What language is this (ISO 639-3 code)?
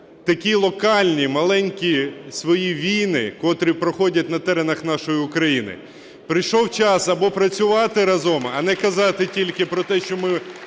ukr